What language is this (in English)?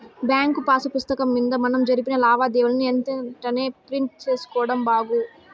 Telugu